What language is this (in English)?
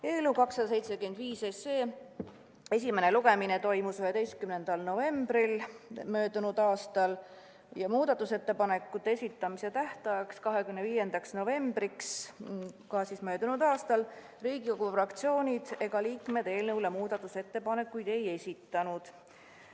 Estonian